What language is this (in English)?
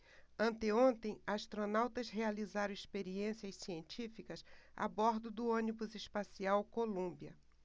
Portuguese